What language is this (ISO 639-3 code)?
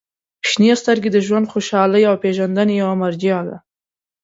pus